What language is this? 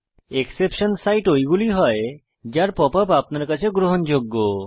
Bangla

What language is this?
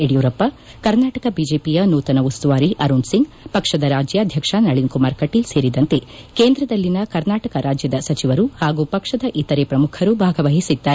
Kannada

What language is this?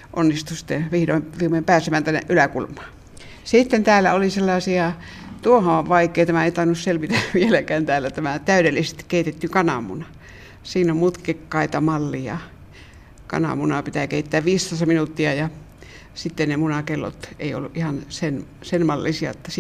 Finnish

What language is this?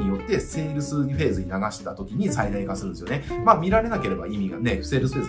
Japanese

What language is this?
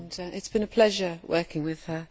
English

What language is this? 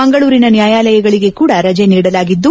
Kannada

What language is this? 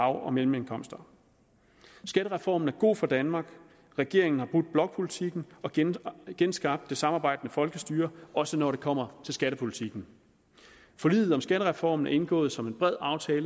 Danish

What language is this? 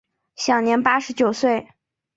Chinese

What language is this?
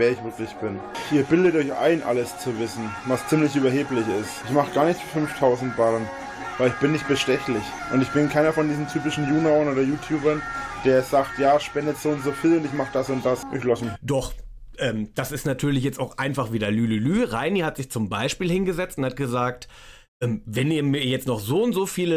German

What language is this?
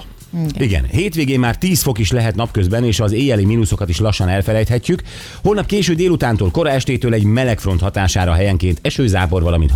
Hungarian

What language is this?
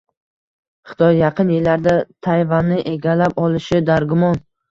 Uzbek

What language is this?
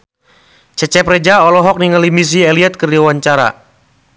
Sundanese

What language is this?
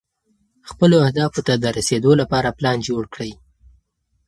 Pashto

